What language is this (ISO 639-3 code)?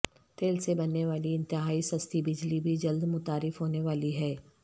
urd